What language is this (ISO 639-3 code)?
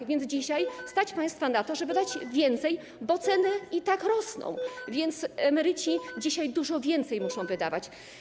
pol